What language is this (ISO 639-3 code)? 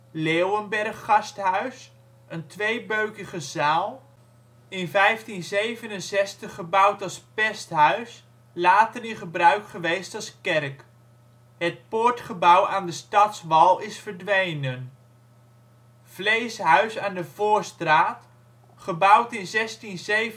nld